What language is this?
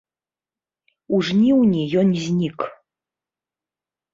Belarusian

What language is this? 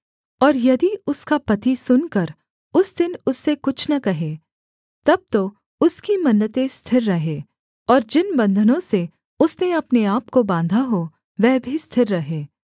Hindi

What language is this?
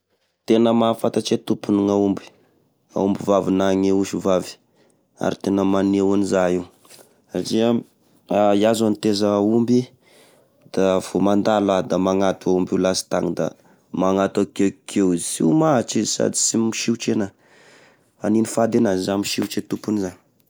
Tesaka Malagasy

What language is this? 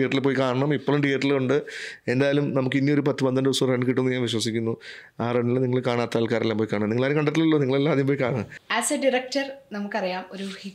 Malayalam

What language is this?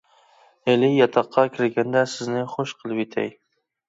Uyghur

